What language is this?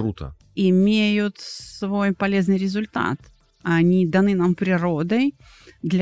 Russian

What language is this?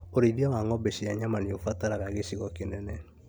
Kikuyu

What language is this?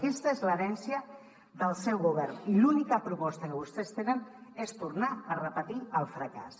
Catalan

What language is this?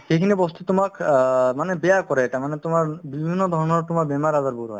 Assamese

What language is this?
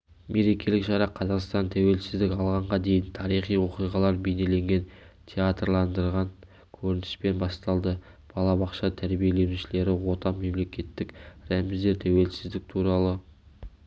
Kazakh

